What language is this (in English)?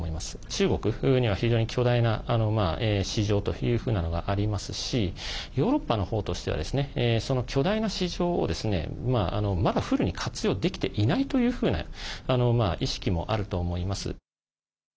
Japanese